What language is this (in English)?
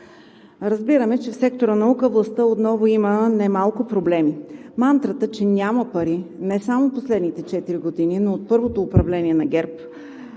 Bulgarian